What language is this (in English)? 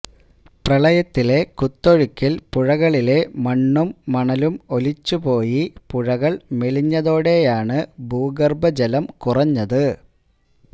Malayalam